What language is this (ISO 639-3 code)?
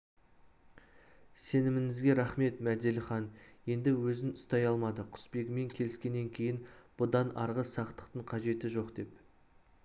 kaz